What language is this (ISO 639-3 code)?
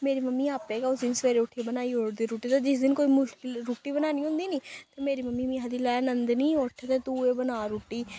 doi